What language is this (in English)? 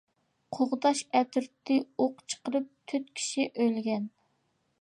Uyghur